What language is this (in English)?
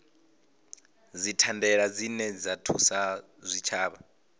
Venda